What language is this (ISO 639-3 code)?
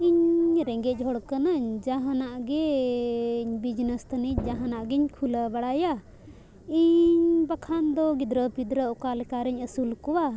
sat